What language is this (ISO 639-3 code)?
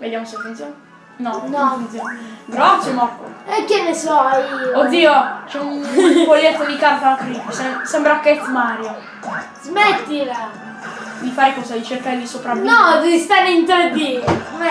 ita